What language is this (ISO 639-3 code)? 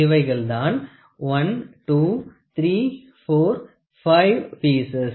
tam